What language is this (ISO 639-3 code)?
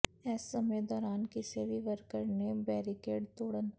pan